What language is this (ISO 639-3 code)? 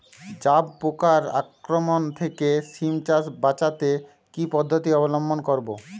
ben